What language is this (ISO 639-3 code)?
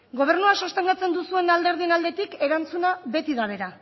eus